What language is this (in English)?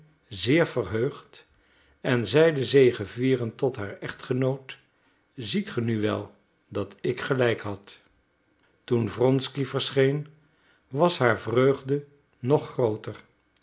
Dutch